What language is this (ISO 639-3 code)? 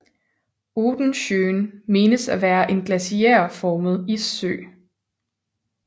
dan